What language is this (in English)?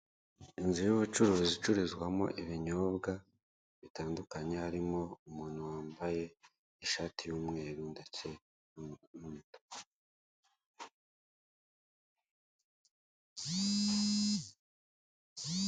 Kinyarwanda